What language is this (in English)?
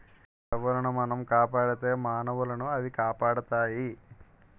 Telugu